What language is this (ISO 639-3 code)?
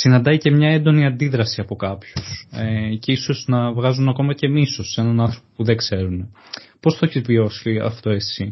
ell